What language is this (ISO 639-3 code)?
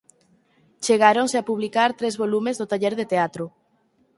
glg